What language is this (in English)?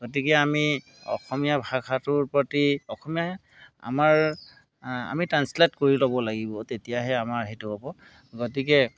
Assamese